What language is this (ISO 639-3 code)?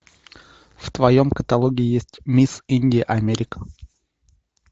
rus